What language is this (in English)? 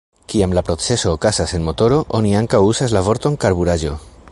Esperanto